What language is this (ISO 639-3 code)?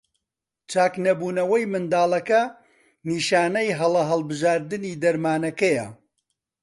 ckb